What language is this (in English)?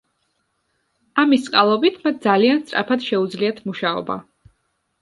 Georgian